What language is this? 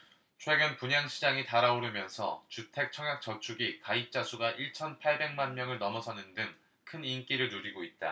Korean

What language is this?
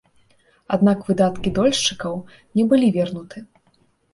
Belarusian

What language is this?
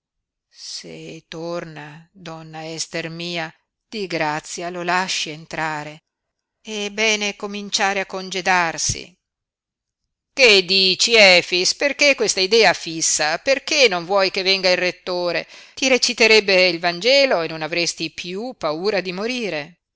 Italian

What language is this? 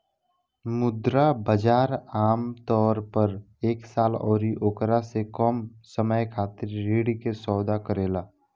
Bhojpuri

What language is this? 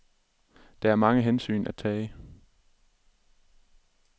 Danish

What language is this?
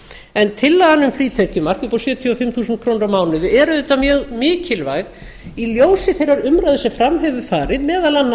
Icelandic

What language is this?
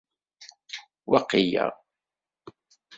Kabyle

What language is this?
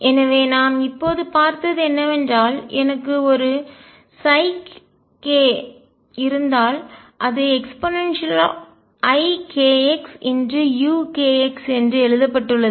Tamil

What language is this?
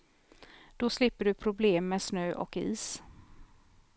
Swedish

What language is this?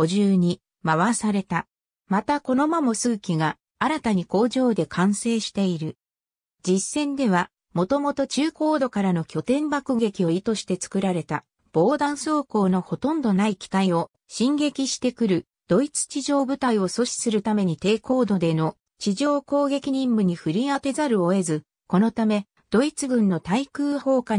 Japanese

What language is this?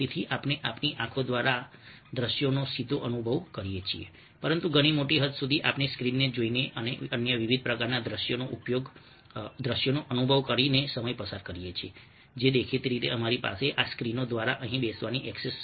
Gujarati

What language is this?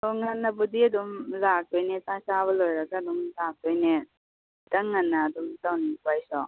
Manipuri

